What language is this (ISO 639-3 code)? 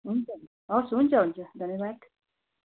nep